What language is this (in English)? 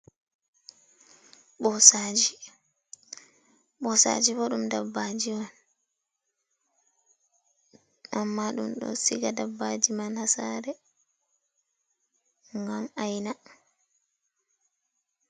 Fula